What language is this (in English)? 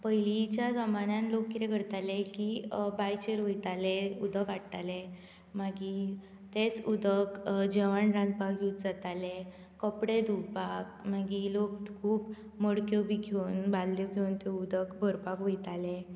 Konkani